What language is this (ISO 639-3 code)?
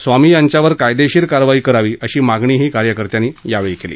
mar